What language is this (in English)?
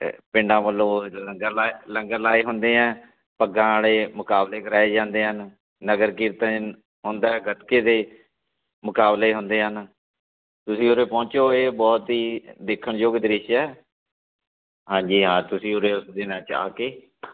Punjabi